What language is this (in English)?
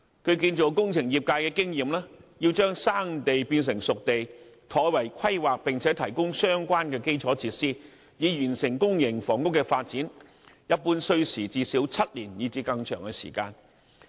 Cantonese